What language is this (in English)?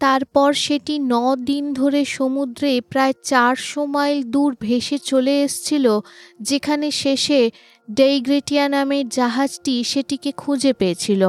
Bangla